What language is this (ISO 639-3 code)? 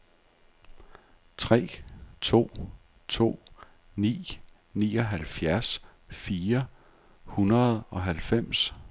dan